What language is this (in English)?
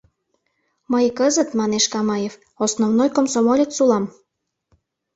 Mari